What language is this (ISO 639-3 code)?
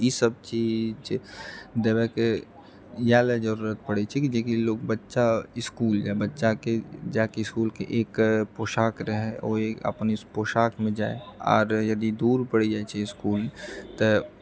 mai